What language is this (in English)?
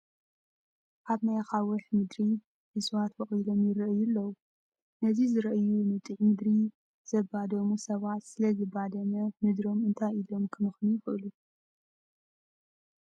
Tigrinya